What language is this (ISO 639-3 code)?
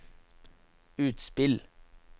nor